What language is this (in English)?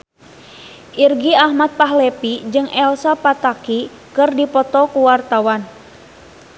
Sundanese